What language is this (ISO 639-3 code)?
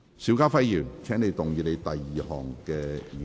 yue